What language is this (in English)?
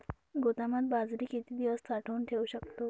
Marathi